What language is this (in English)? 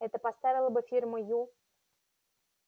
Russian